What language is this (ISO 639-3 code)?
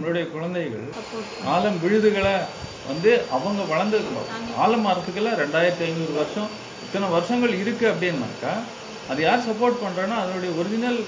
tam